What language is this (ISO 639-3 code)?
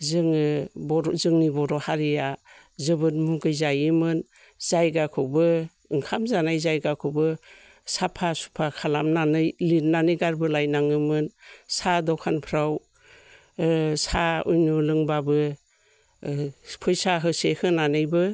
brx